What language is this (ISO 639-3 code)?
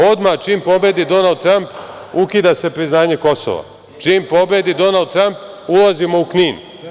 srp